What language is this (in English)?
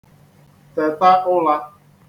Igbo